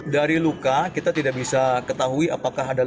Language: Indonesian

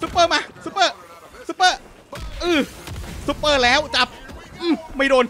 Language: Thai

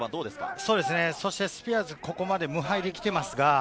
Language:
Japanese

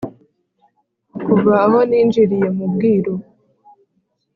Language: Kinyarwanda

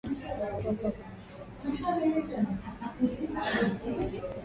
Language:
Swahili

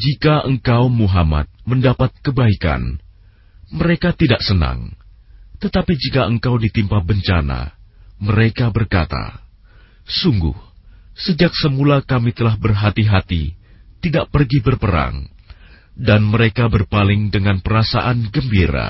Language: Indonesian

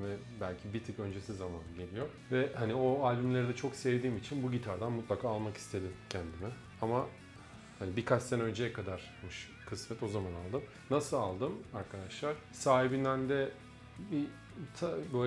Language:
Turkish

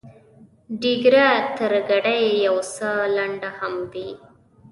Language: Pashto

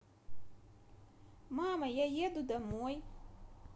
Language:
Russian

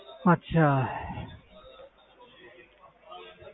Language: Punjabi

